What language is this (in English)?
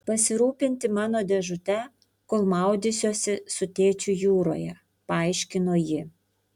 Lithuanian